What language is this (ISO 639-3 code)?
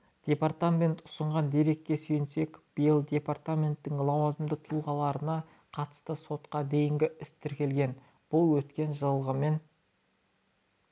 kaz